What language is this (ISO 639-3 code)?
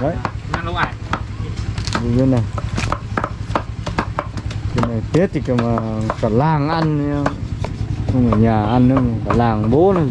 vie